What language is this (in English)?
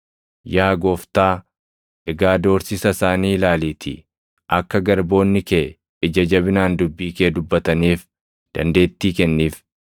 Oromo